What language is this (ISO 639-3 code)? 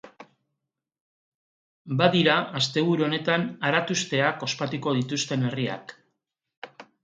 eus